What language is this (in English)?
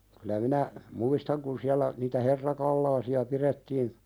Finnish